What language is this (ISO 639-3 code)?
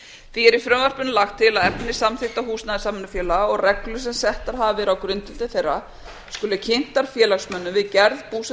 isl